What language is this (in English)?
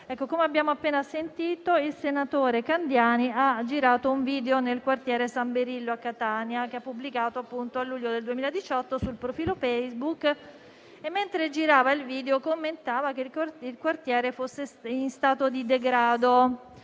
Italian